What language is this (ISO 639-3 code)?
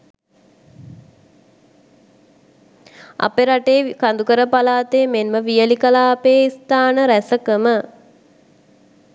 sin